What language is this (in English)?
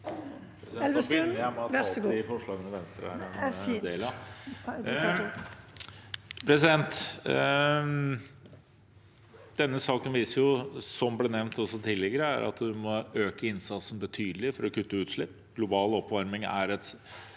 Norwegian